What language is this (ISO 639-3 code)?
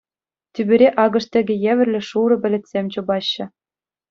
chv